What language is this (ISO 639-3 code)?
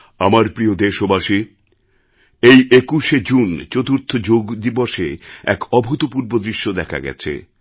ben